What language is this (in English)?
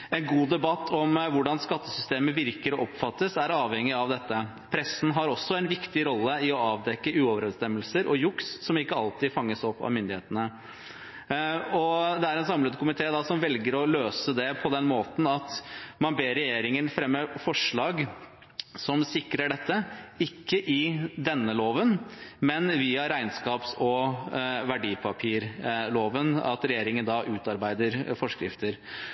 Norwegian Bokmål